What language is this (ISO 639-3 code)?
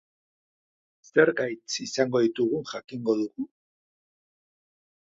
eus